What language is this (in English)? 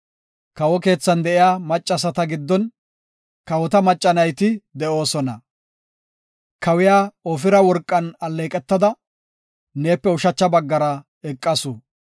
Gofa